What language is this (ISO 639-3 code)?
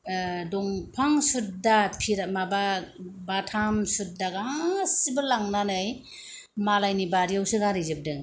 brx